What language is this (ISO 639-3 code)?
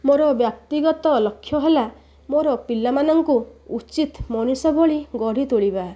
ori